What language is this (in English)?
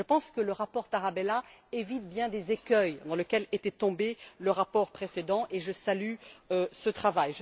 French